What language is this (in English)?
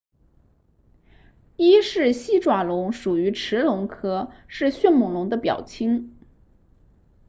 Chinese